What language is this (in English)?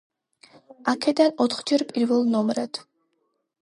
Georgian